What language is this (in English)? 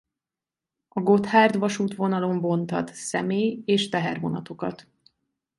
Hungarian